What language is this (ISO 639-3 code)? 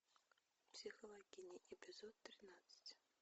rus